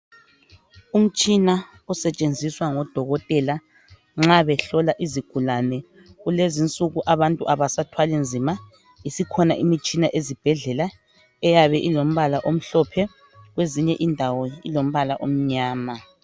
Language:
North Ndebele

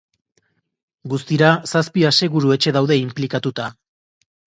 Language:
Basque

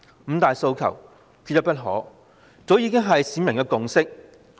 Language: Cantonese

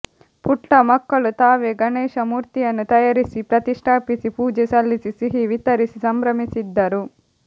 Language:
Kannada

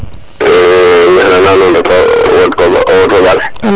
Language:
Serer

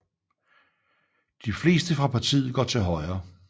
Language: Danish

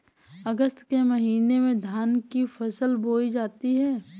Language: Hindi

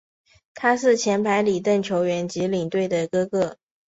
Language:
Chinese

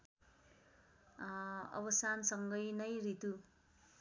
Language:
Nepali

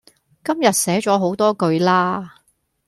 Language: Cantonese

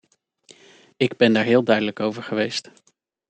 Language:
Dutch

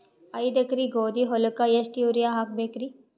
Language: Kannada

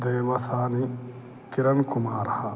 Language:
Sanskrit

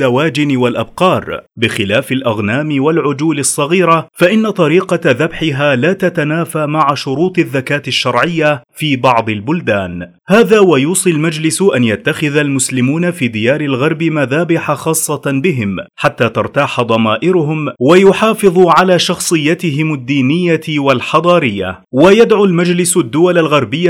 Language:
Arabic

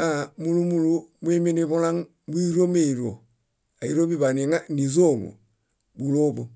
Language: Bayot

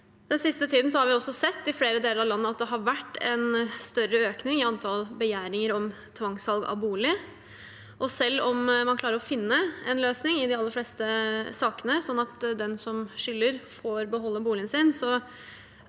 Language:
Norwegian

